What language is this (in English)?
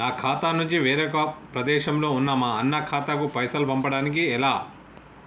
Telugu